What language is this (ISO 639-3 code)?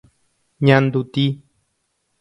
grn